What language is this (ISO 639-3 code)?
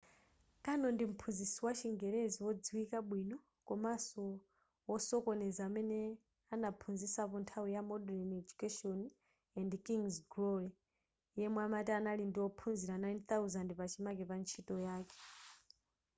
nya